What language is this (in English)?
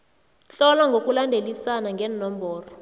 South Ndebele